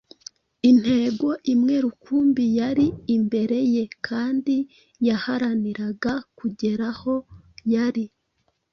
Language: Kinyarwanda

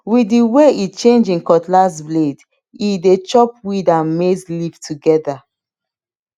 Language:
Nigerian Pidgin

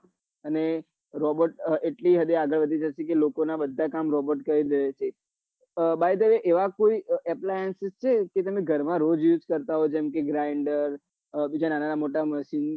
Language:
Gujarati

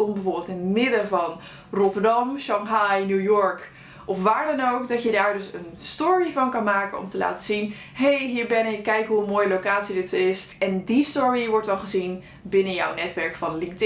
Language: Dutch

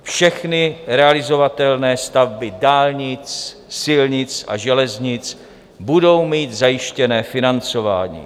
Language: Czech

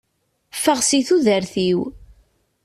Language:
Kabyle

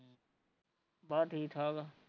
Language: Punjabi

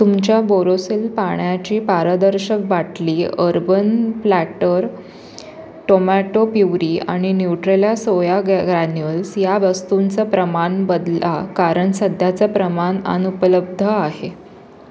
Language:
Marathi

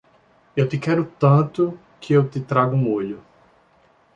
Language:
Portuguese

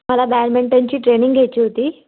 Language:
Marathi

